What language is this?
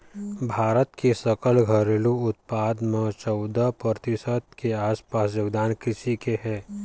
Chhattisgarhi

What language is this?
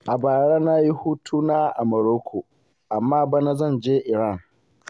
Hausa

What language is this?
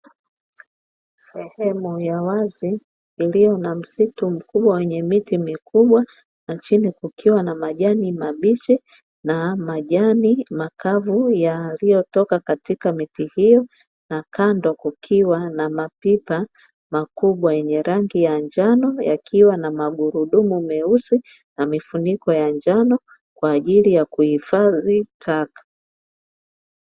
Swahili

